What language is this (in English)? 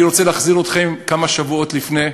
Hebrew